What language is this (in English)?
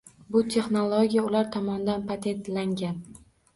Uzbek